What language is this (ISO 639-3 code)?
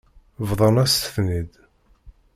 kab